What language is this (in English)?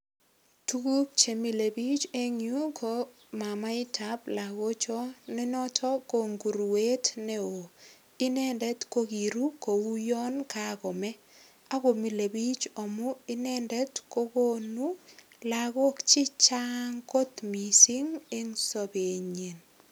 Kalenjin